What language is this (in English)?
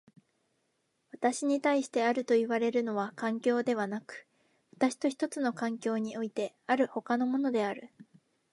Japanese